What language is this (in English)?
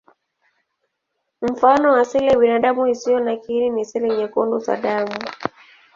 Swahili